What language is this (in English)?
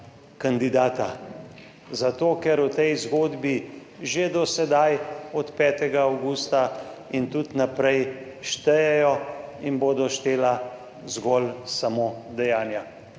Slovenian